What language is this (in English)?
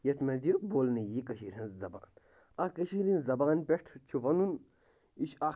Kashmiri